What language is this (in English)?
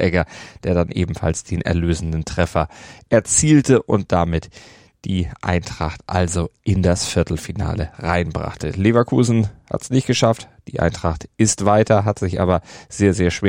German